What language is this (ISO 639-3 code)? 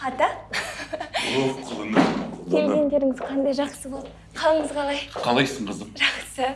tur